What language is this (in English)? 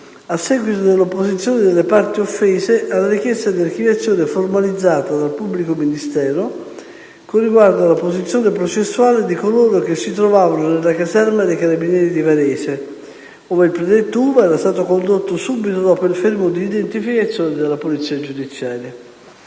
Italian